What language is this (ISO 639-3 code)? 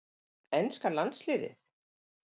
isl